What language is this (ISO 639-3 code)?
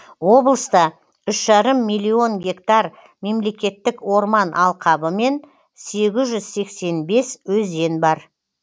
kaz